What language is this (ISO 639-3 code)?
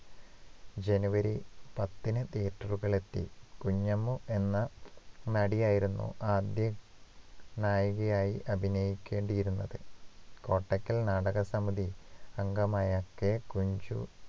mal